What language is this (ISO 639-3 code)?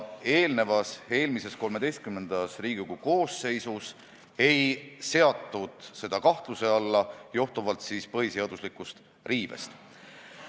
est